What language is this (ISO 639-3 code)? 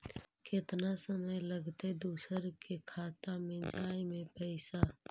mag